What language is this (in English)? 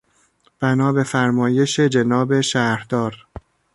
Persian